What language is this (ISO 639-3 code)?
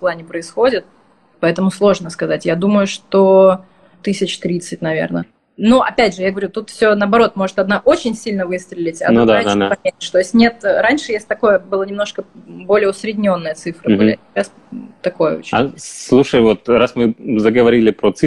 rus